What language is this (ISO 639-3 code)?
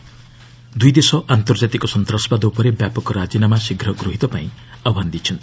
ori